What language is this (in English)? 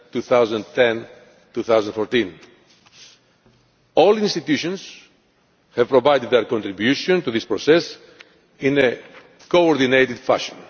English